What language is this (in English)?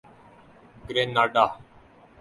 Urdu